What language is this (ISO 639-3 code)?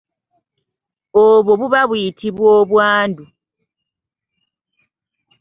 lug